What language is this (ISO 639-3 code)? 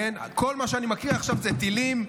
heb